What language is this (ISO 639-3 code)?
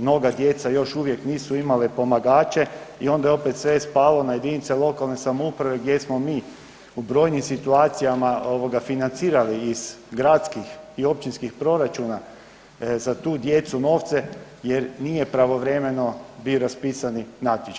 hrv